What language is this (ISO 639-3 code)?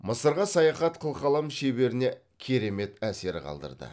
kaz